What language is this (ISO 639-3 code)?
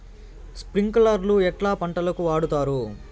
tel